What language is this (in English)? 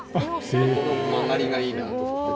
Japanese